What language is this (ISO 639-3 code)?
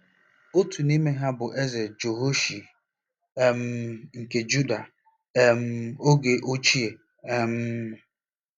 ibo